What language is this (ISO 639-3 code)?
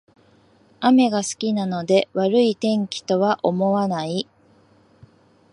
jpn